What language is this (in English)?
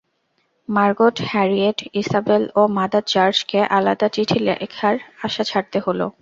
Bangla